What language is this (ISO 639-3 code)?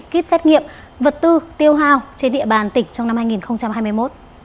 vie